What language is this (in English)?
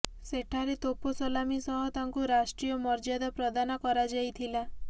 Odia